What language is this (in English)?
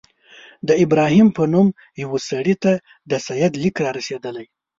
Pashto